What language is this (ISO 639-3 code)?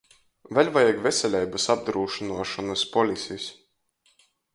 ltg